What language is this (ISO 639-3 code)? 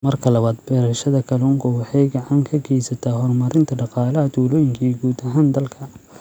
som